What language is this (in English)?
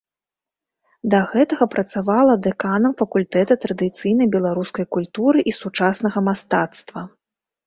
Belarusian